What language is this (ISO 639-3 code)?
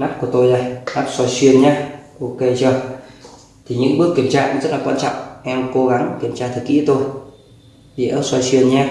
vie